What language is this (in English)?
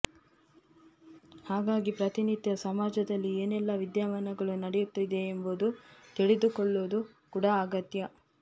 Kannada